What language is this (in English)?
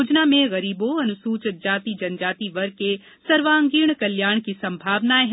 Hindi